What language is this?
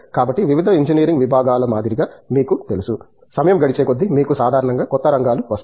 Telugu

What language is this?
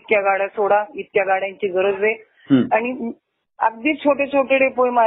Hindi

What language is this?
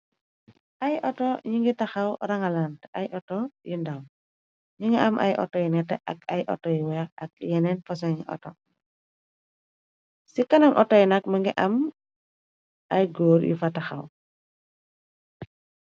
Wolof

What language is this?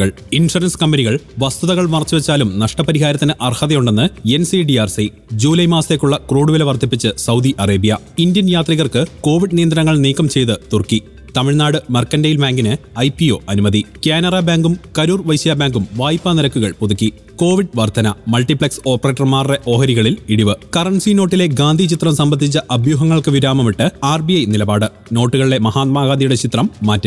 Malayalam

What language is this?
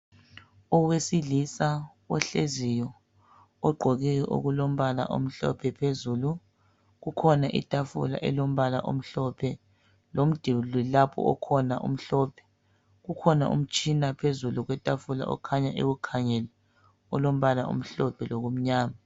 North Ndebele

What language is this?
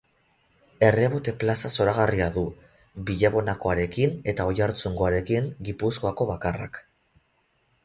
Basque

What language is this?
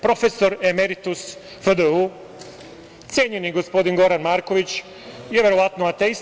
Serbian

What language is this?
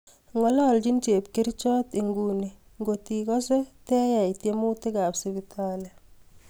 Kalenjin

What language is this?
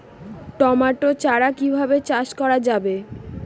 Bangla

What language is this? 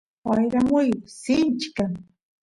Santiago del Estero Quichua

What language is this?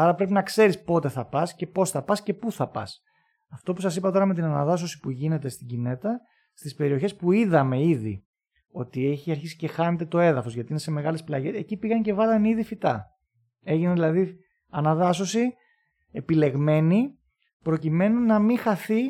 Greek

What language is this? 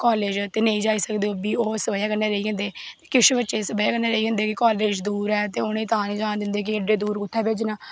Dogri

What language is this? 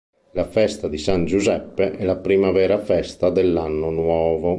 Italian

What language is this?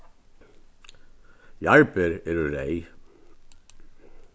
Faroese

